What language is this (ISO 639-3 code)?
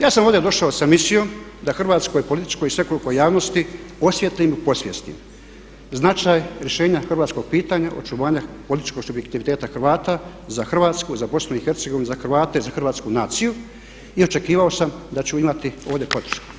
hrv